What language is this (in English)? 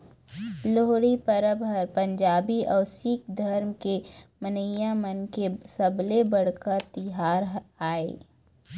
Chhattisgarhi